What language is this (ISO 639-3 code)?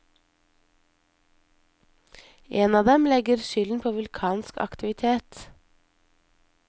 nor